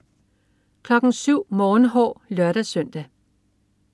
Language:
Danish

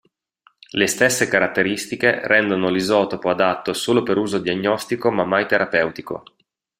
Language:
Italian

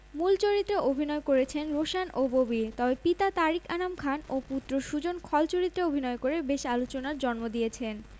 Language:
Bangla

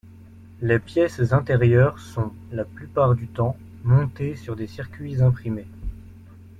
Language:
French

